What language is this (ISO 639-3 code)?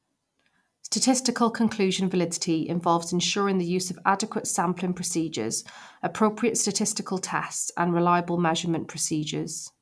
eng